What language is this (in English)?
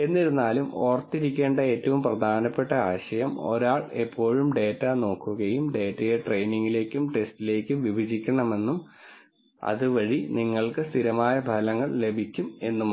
Malayalam